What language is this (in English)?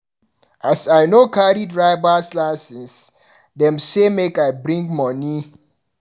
Nigerian Pidgin